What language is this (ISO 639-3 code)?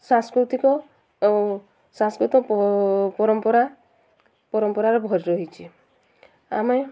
ori